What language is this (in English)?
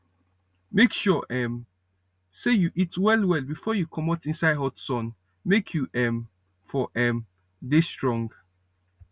Nigerian Pidgin